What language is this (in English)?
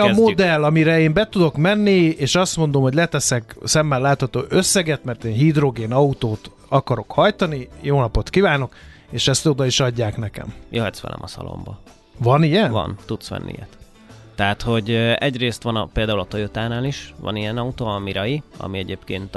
Hungarian